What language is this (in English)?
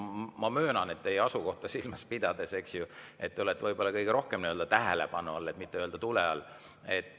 Estonian